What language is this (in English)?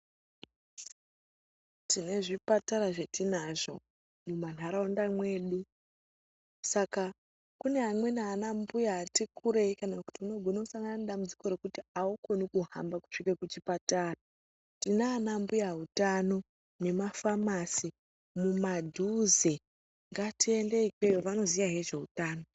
Ndau